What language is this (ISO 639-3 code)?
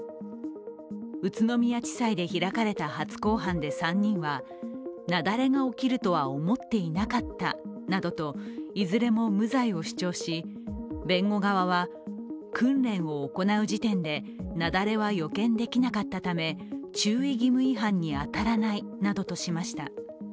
jpn